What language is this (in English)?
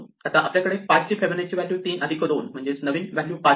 Marathi